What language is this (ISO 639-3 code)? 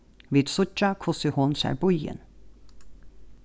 fao